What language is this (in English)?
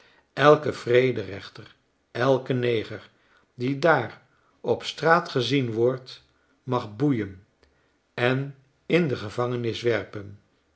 Dutch